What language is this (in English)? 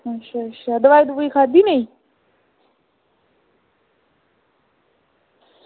Dogri